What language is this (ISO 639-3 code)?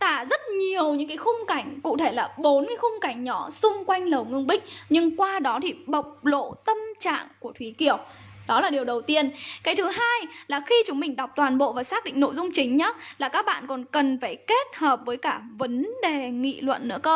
vie